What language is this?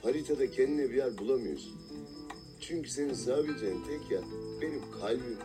Turkish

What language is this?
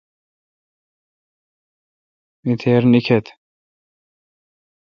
Kalkoti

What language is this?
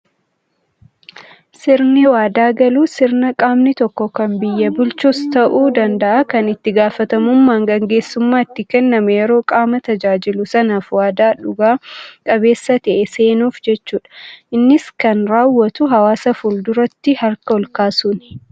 Oromo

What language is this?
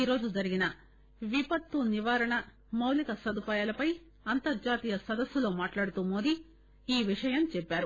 Telugu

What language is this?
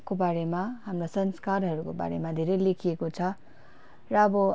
Nepali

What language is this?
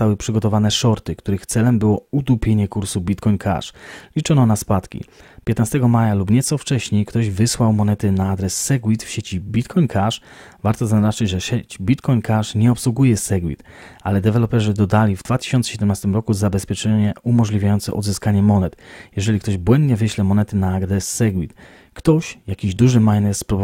Polish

